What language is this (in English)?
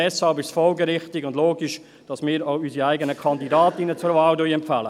Swiss German